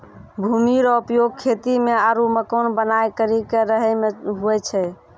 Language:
Maithili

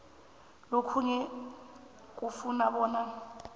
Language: South Ndebele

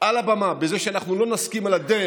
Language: Hebrew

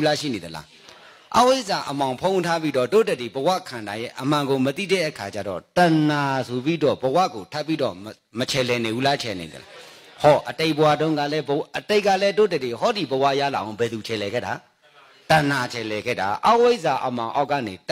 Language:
English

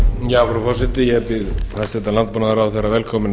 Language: Icelandic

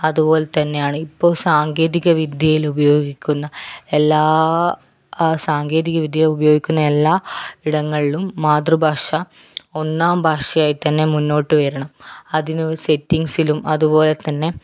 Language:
Malayalam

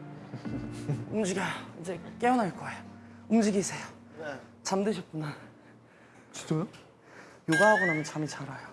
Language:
Korean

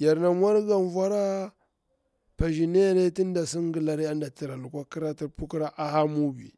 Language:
Bura-Pabir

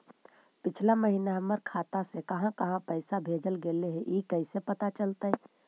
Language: Magahi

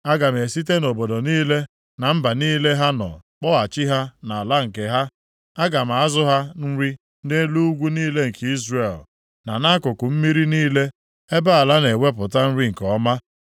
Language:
Igbo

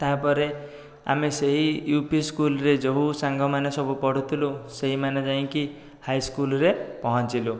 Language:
Odia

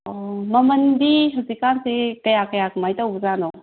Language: Manipuri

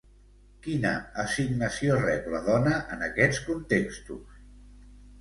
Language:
Catalan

